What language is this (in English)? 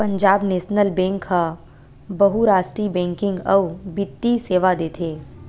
Chhattisgarhi